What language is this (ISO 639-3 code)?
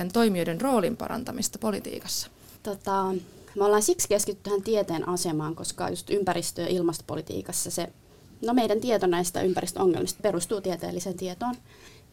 fin